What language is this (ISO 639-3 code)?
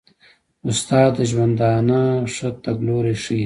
pus